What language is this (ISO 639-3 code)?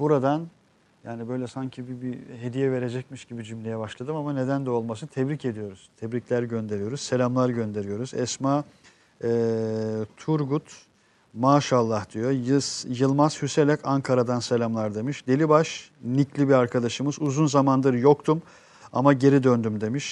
tur